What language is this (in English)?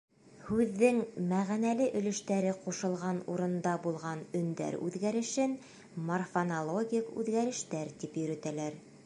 Bashkir